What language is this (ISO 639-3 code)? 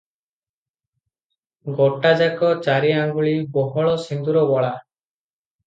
ori